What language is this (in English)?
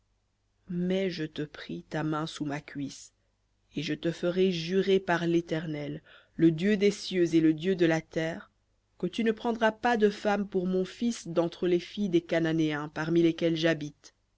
French